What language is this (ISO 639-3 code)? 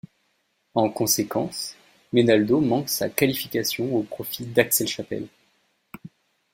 fra